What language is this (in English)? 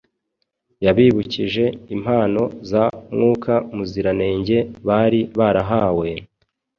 Kinyarwanda